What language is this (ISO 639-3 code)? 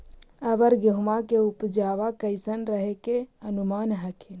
mag